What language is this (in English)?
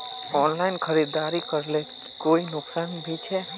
Magahi